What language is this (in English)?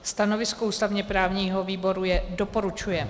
Czech